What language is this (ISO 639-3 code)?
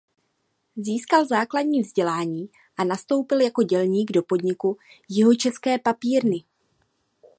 ces